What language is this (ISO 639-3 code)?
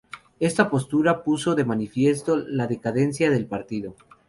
spa